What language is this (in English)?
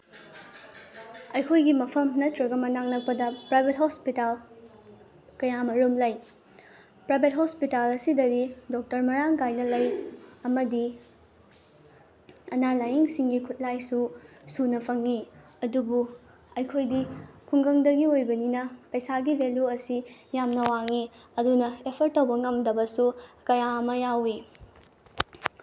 Manipuri